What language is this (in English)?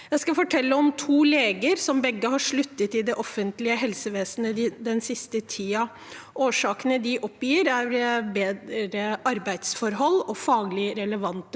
Norwegian